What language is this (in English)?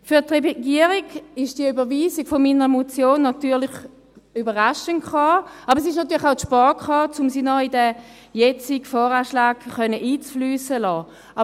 Swiss German